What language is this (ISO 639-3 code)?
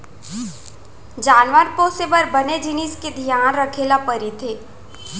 hne